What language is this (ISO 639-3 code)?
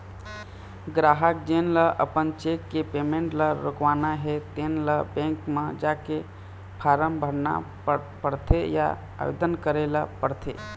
hne